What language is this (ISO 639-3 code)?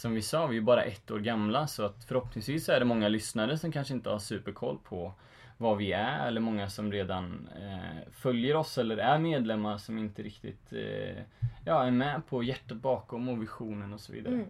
swe